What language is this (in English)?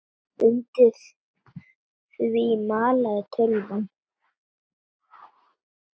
Icelandic